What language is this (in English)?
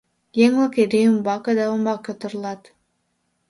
Mari